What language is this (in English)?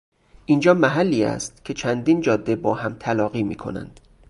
Persian